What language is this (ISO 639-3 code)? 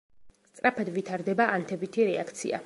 kat